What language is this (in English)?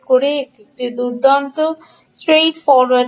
Bangla